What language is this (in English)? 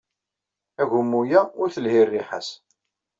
Kabyle